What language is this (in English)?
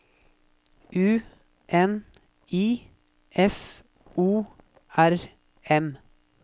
Norwegian